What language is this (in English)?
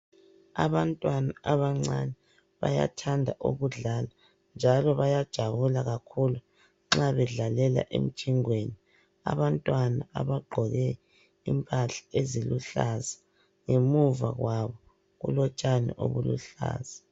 North Ndebele